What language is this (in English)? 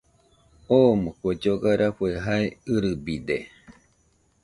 Nüpode Huitoto